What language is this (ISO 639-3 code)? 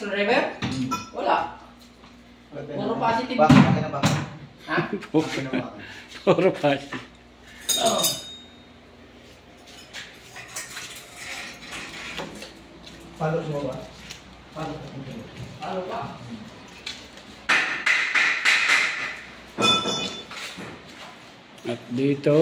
fil